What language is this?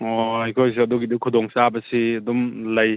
Manipuri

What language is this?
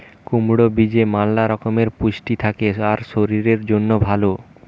Bangla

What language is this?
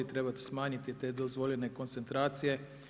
Croatian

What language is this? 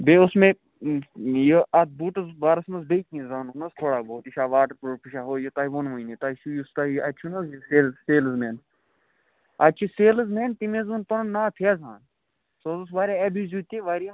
Kashmiri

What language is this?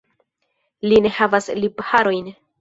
Esperanto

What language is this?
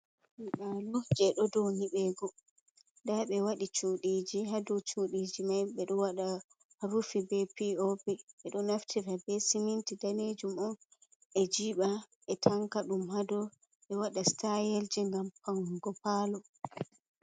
Fula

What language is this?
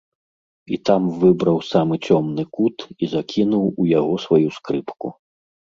Belarusian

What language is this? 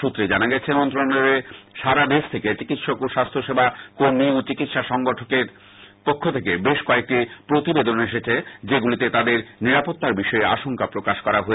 Bangla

